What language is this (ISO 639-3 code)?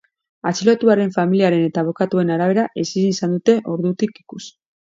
eus